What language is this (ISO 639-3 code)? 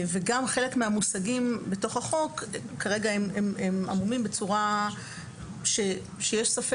heb